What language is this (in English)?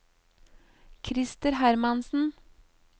Norwegian